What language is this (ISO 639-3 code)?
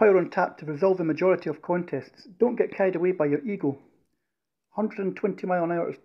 eng